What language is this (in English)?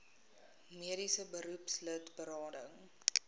Afrikaans